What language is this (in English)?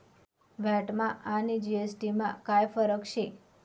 Marathi